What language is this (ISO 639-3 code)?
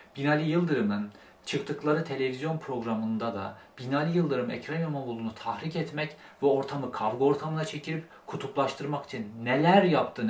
tur